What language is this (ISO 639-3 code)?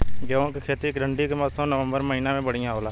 bho